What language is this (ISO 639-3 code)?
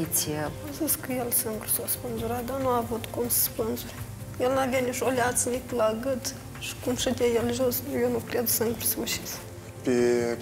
ron